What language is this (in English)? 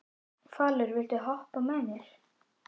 Icelandic